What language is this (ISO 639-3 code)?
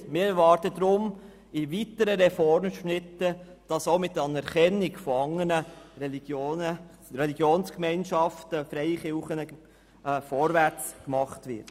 gsw